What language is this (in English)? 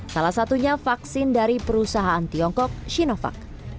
Indonesian